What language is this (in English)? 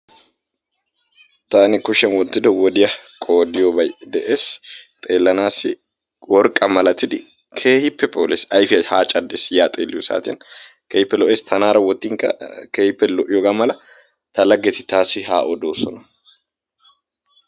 Wolaytta